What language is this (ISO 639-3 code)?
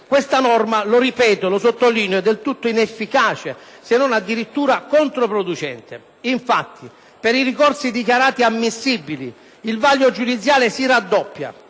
ita